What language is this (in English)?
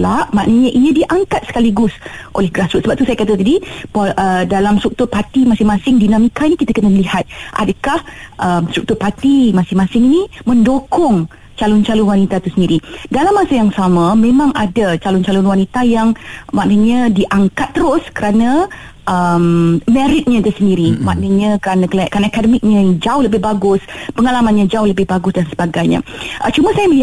Malay